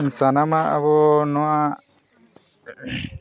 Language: Santali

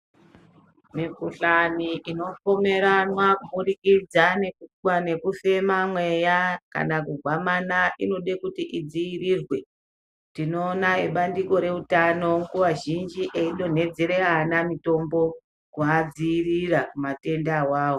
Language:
Ndau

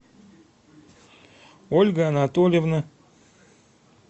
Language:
Russian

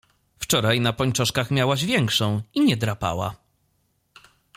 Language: Polish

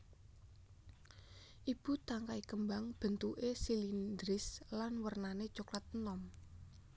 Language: Javanese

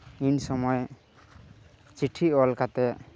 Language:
Santali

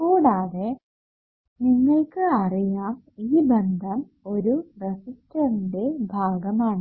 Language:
Malayalam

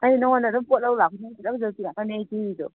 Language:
Manipuri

